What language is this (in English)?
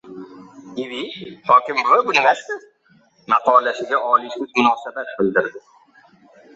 Uzbek